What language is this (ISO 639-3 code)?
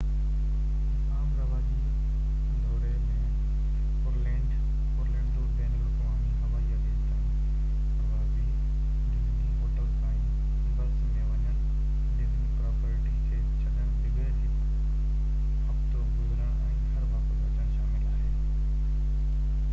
snd